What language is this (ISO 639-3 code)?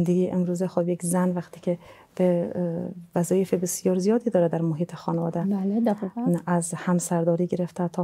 fas